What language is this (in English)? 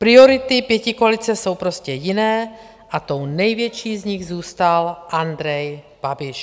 Czech